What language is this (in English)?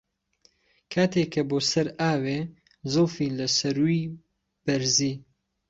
Central Kurdish